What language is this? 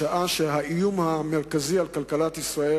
Hebrew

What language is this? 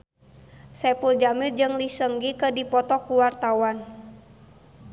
Sundanese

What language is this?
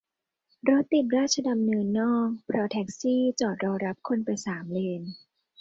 Thai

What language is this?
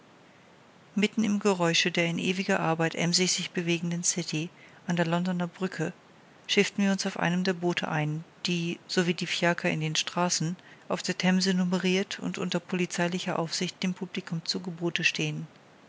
German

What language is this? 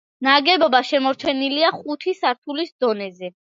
Georgian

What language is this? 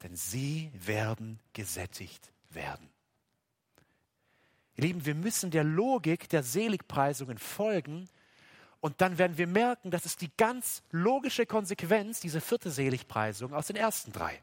German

